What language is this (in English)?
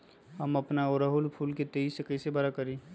Magahi